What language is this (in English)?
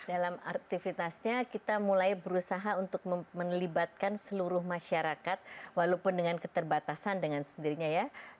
Indonesian